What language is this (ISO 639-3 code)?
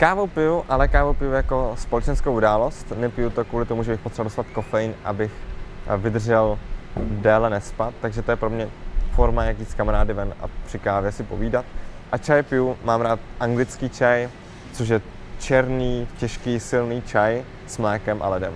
ces